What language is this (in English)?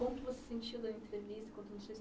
Portuguese